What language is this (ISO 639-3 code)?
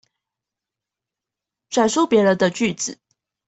zho